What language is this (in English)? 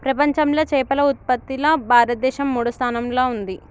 Telugu